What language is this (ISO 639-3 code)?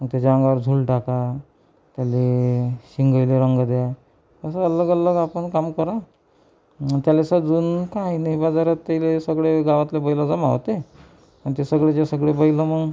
mar